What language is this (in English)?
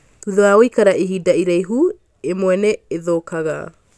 Kikuyu